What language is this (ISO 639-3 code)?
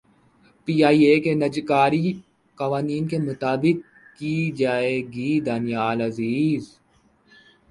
urd